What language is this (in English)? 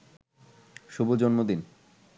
Bangla